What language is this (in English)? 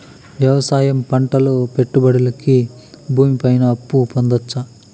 Telugu